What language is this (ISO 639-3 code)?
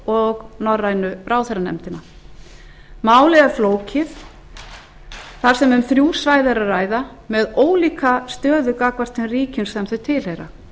isl